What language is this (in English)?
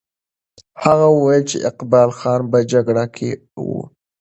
Pashto